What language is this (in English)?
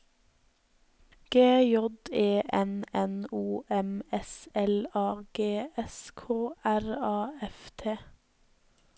Norwegian